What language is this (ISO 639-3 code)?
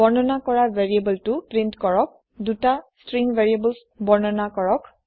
asm